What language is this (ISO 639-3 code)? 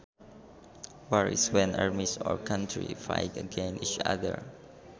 sun